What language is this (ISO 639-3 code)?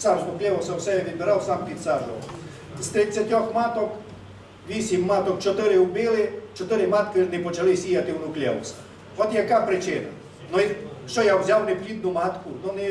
ukr